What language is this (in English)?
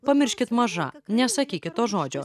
Lithuanian